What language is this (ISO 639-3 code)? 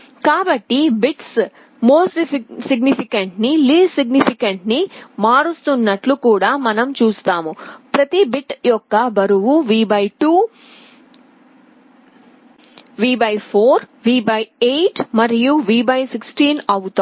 tel